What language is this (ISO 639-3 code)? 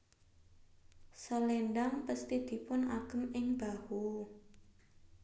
jav